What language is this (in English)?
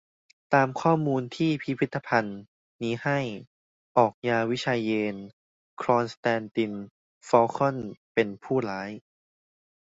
Thai